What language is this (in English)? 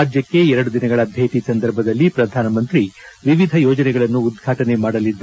Kannada